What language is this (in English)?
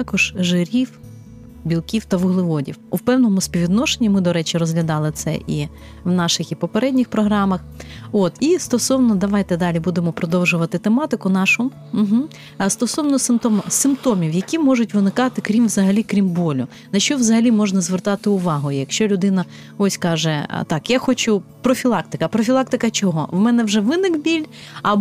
Ukrainian